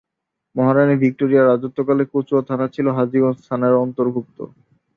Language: Bangla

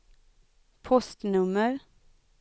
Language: Swedish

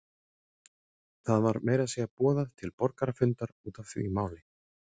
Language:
Icelandic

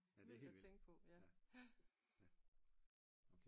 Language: Danish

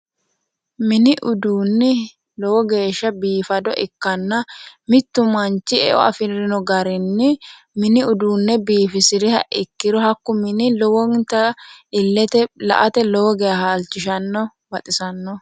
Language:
Sidamo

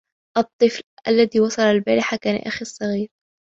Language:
Arabic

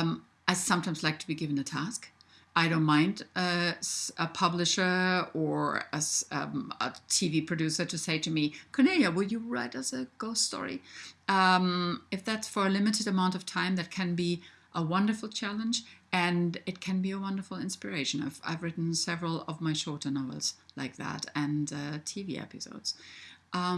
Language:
English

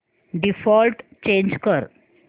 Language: Marathi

